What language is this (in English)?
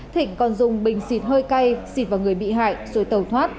Vietnamese